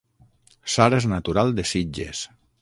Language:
Catalan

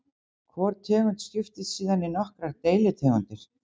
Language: Icelandic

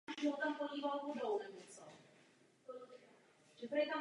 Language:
Czech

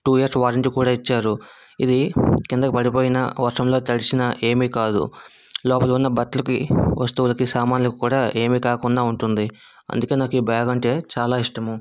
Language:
Telugu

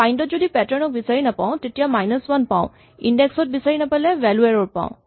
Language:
Assamese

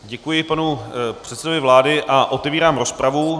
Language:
Czech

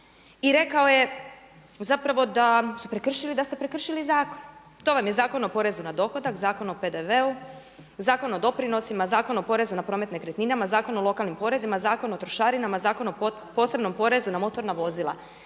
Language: Croatian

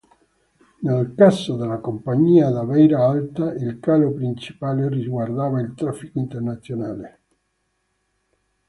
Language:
Italian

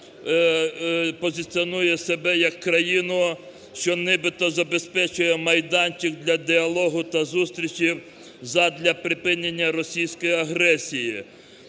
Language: Ukrainian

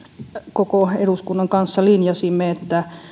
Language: Finnish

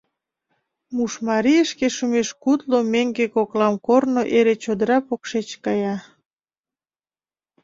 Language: Mari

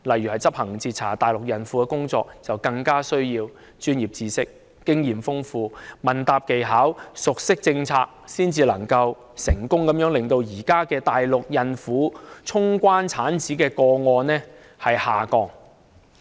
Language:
Cantonese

